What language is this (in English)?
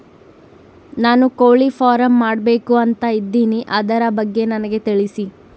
Kannada